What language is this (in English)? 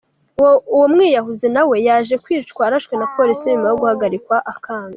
Kinyarwanda